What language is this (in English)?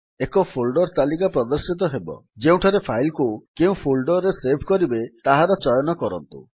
Odia